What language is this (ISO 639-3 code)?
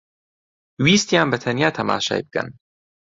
ckb